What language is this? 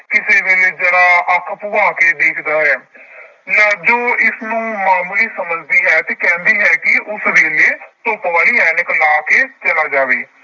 Punjabi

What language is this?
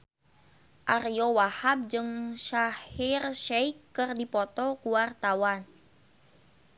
Sundanese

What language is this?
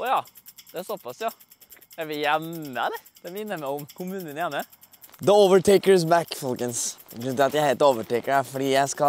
Norwegian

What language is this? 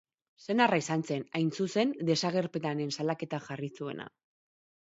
Basque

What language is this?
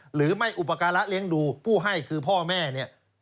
Thai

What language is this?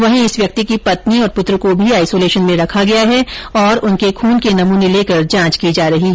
Hindi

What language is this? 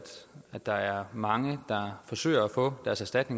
Danish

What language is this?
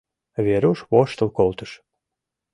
Mari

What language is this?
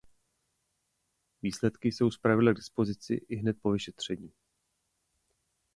Czech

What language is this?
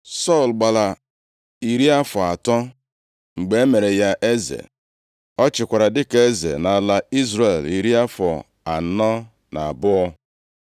Igbo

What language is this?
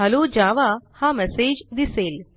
Marathi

